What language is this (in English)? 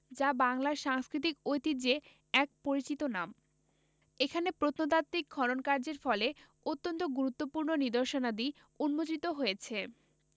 Bangla